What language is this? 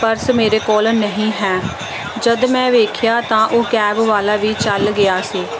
Punjabi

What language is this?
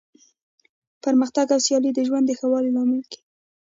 Pashto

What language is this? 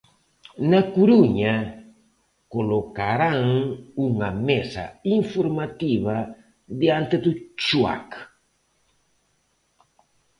Galician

